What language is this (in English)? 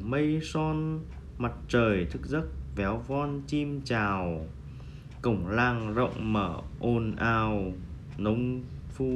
Vietnamese